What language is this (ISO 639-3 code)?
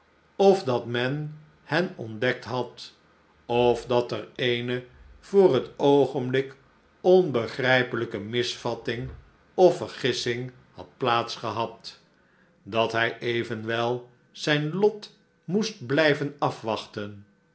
nld